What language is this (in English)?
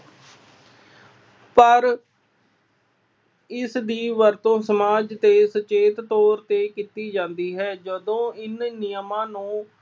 Punjabi